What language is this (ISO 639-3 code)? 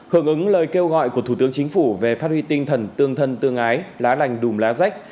vie